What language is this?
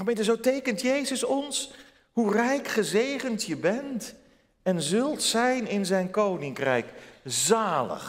Dutch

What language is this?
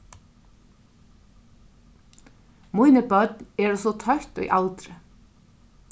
Faroese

